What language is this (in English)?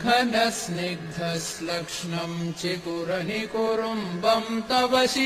Kannada